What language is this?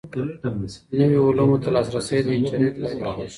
Pashto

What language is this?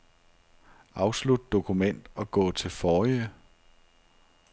Danish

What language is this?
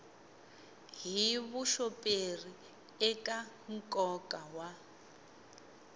Tsonga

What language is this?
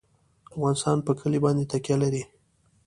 Pashto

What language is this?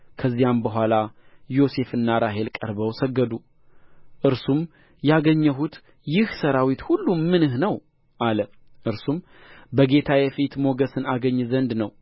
Amharic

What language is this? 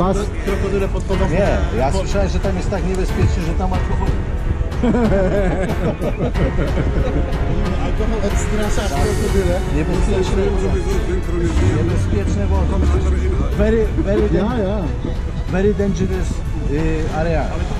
Polish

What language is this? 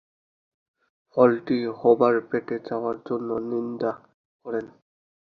Bangla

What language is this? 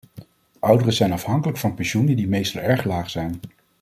Dutch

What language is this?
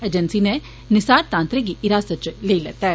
Dogri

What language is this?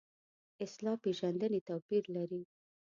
Pashto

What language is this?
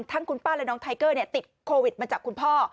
Thai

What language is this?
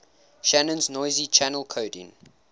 English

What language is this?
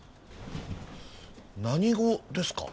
Japanese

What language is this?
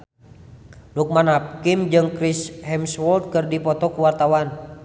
Sundanese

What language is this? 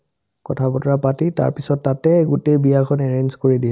Assamese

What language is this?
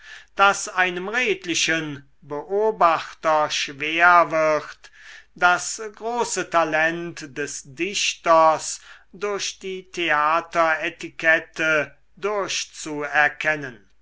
German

